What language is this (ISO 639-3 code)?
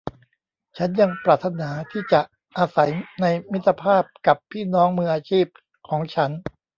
tha